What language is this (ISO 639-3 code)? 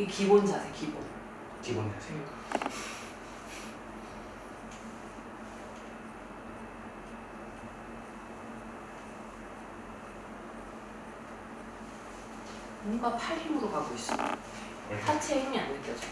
kor